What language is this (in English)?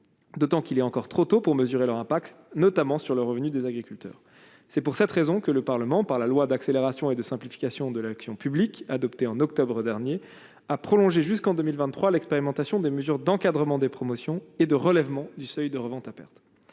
French